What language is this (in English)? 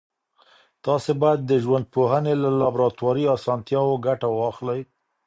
Pashto